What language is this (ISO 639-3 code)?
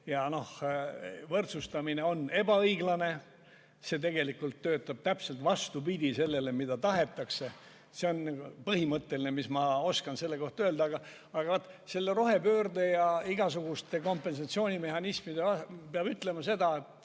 est